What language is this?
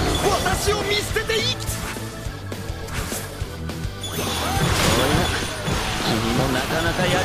Japanese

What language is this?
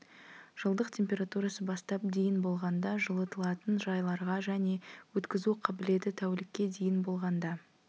Kazakh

